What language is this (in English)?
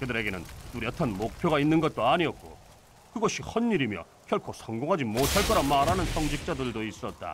Korean